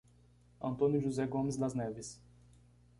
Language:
Portuguese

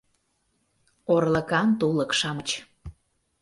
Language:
Mari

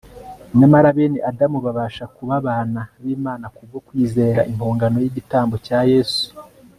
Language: Kinyarwanda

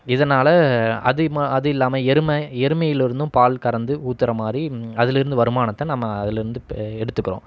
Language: Tamil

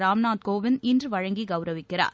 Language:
Tamil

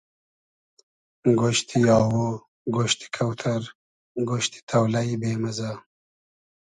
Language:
Hazaragi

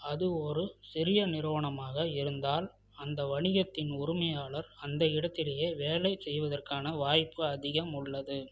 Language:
Tamil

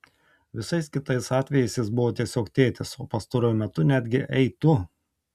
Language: Lithuanian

